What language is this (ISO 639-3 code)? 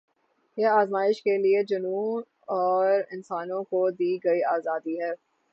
urd